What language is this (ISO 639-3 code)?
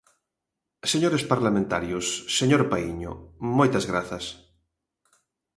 glg